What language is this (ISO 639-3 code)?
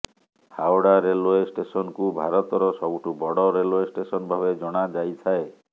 ori